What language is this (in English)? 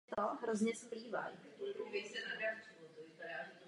Czech